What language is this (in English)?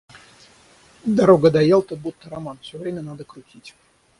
Russian